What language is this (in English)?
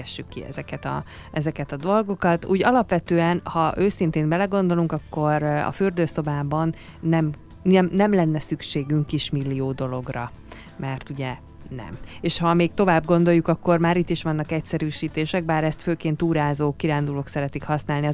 Hungarian